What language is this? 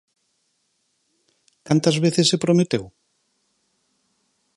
Galician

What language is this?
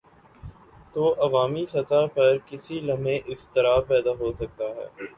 Urdu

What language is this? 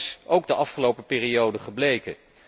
Dutch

